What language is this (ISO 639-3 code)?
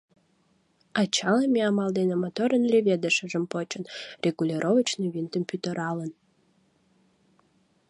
chm